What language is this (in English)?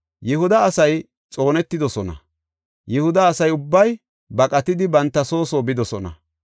Gofa